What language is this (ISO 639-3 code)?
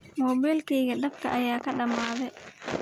som